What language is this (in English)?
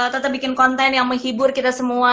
Indonesian